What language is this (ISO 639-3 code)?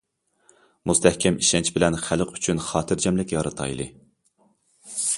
uig